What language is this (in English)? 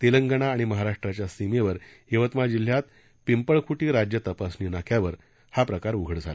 Marathi